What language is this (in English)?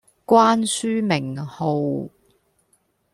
Cantonese